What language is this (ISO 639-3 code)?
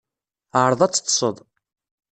kab